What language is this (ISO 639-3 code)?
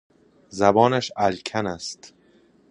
fas